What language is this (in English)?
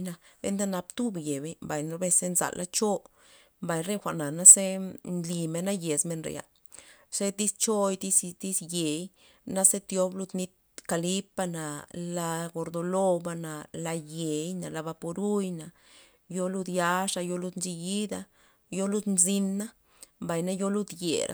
Loxicha Zapotec